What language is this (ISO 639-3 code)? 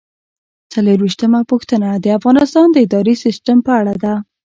pus